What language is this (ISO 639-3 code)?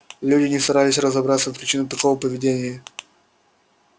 rus